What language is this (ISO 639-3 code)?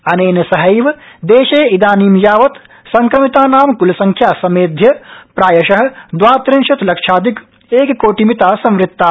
san